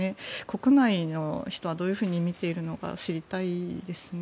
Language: Japanese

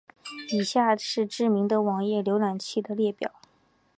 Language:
Chinese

